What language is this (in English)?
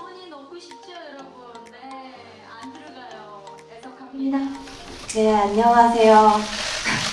Korean